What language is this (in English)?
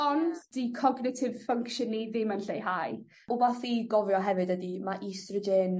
Welsh